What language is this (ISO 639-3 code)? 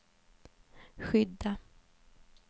swe